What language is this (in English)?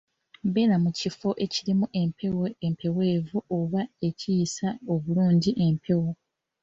Ganda